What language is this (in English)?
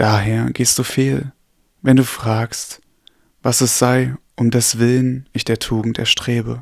German